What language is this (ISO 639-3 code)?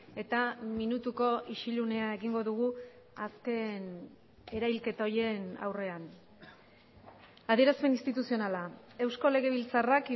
eus